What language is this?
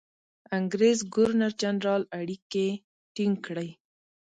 Pashto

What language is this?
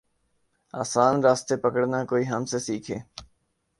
Urdu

